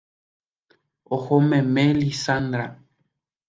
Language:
Guarani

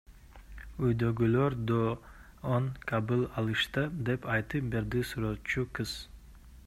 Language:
Kyrgyz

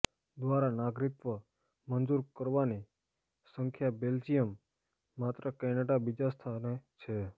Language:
Gujarati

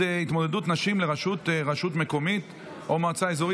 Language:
Hebrew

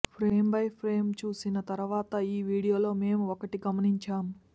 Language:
Telugu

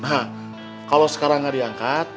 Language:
Indonesian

